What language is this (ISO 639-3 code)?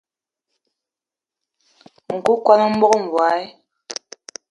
eto